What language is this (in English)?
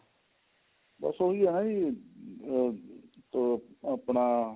Punjabi